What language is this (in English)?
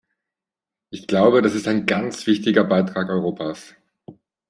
German